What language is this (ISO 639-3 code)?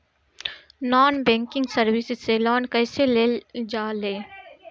bho